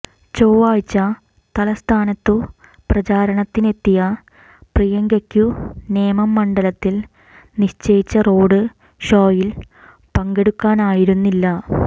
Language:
Malayalam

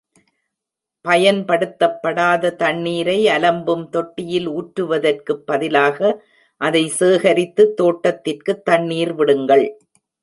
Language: Tamil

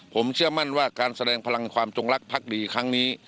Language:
Thai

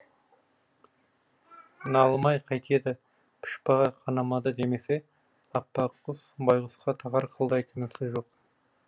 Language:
Kazakh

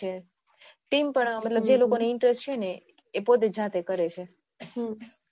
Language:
Gujarati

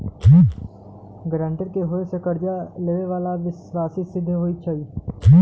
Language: Magahi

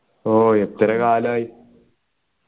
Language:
Malayalam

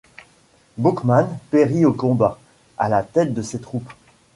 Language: French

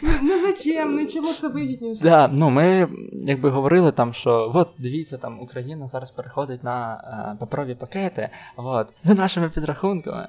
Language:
Ukrainian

